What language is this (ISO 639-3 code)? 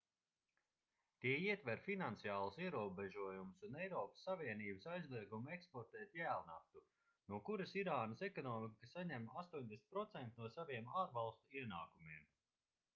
lav